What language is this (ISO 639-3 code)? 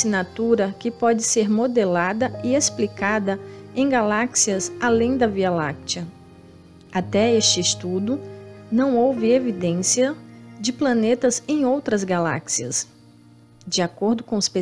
por